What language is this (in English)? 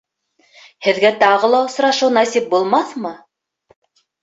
Bashkir